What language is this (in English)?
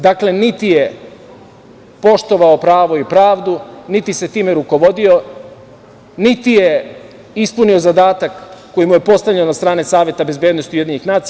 Serbian